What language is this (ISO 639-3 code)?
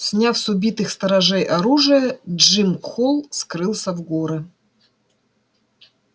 rus